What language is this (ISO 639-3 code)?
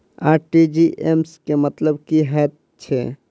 mai